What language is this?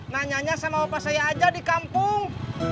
Indonesian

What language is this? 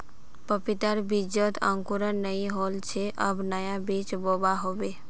Magahi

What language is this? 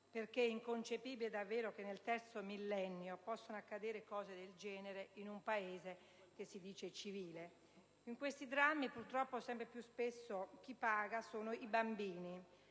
Italian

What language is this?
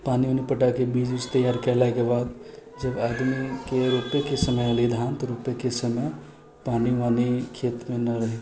Maithili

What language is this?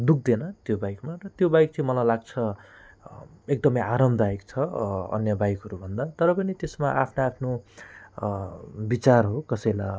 Nepali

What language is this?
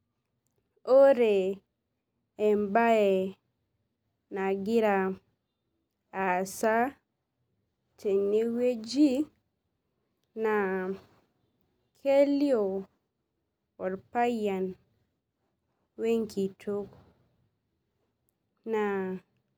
Masai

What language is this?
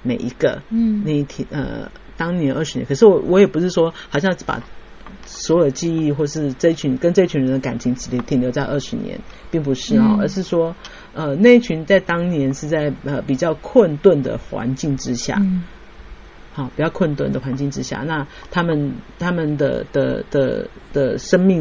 Chinese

